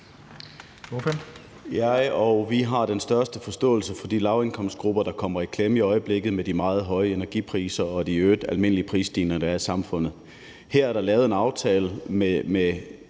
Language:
Danish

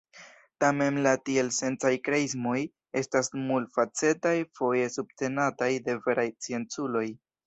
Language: Esperanto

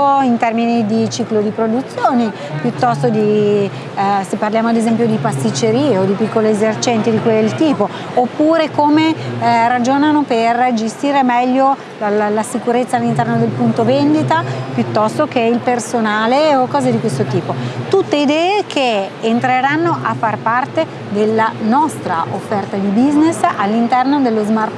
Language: Italian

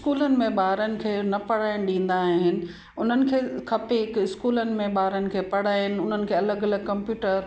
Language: Sindhi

